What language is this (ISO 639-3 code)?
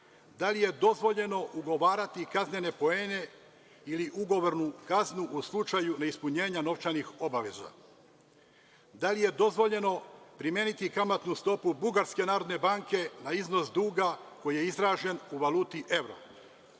srp